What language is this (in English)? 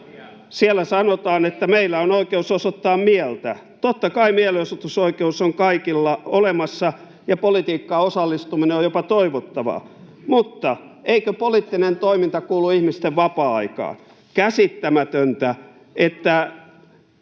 Finnish